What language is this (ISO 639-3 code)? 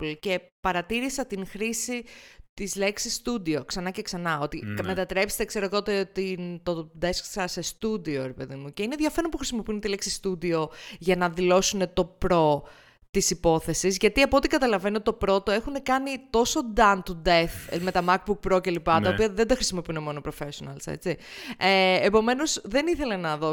ell